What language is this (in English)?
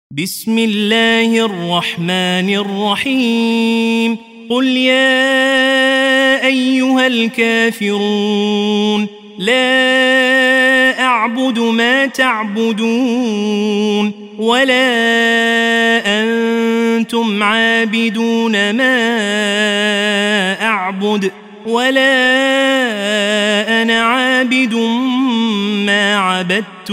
Arabic